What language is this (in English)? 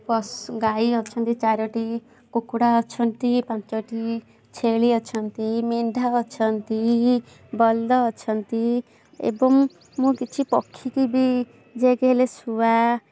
Odia